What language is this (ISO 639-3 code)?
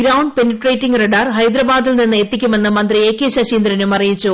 mal